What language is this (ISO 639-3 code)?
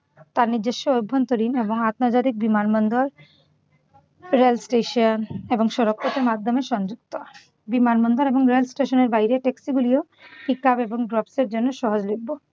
ben